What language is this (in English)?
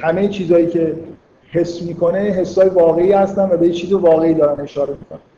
Persian